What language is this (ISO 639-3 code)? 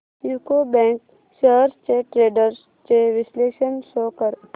mar